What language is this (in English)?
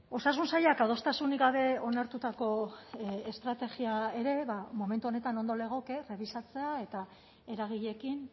Basque